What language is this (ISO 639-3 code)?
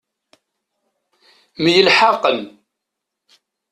kab